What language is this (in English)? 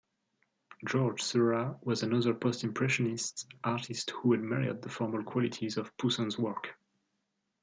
English